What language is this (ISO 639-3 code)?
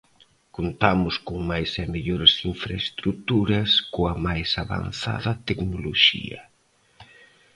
glg